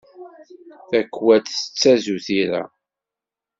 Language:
Kabyle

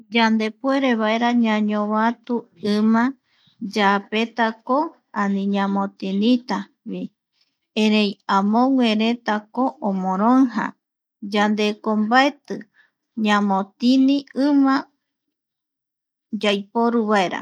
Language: Eastern Bolivian Guaraní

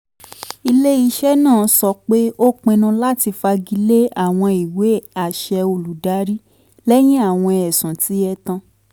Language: Yoruba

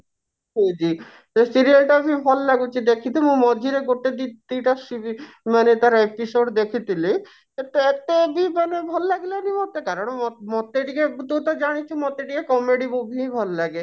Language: Odia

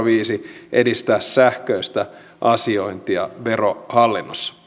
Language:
Finnish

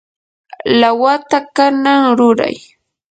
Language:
Yanahuanca Pasco Quechua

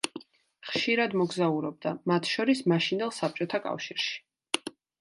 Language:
Georgian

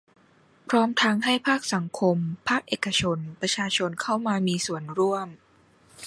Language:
Thai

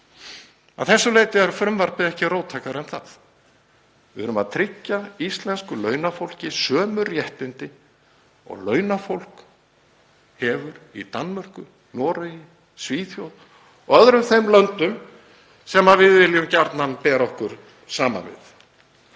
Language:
Icelandic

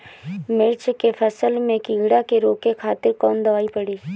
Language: Bhojpuri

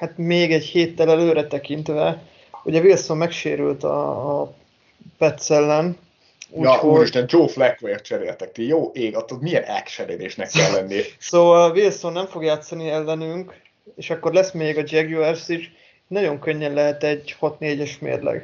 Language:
Hungarian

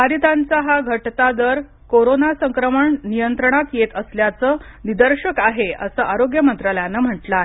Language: Marathi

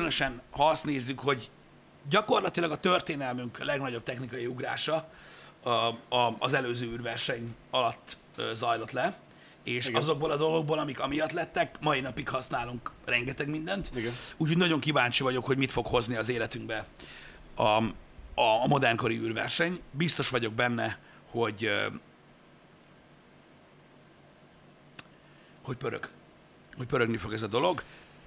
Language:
Hungarian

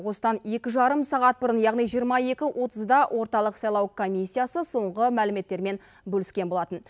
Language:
Kazakh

